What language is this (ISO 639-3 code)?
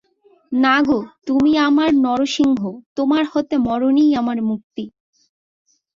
ben